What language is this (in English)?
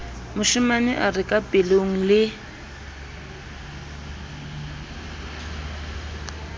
Southern Sotho